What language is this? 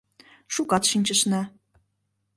Mari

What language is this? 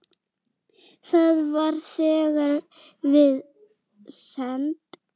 Icelandic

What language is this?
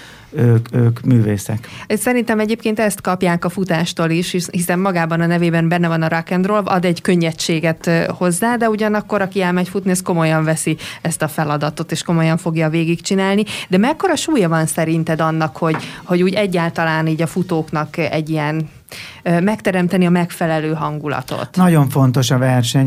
Hungarian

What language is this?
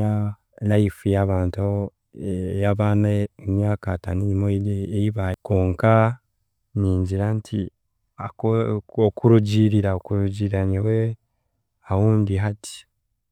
Chiga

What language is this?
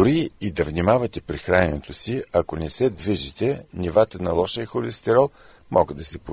Bulgarian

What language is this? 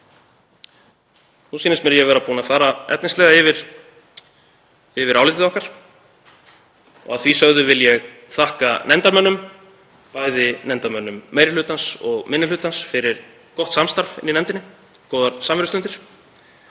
Icelandic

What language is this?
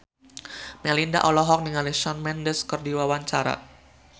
Sundanese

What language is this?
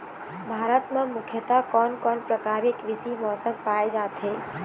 Chhattisgarhi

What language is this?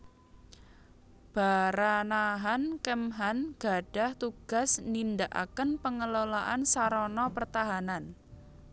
Javanese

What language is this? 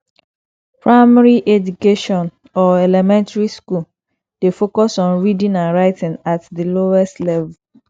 Nigerian Pidgin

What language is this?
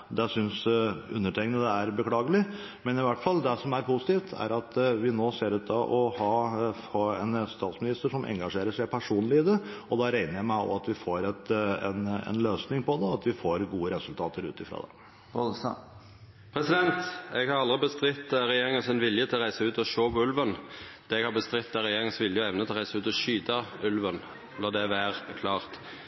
Norwegian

